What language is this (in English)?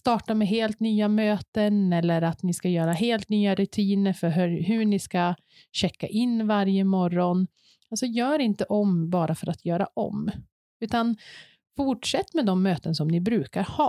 Swedish